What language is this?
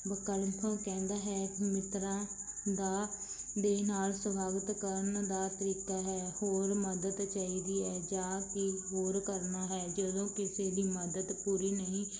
Punjabi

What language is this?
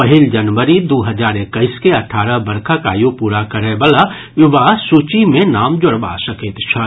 Maithili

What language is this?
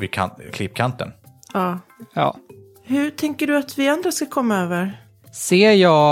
Swedish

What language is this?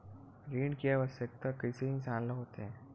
Chhattisgarhi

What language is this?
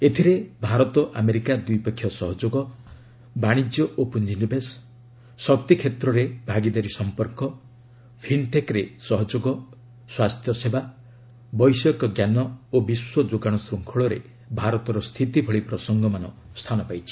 Odia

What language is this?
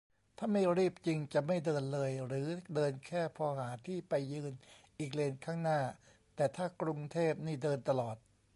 Thai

